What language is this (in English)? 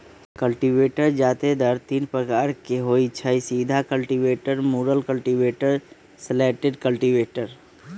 Magahi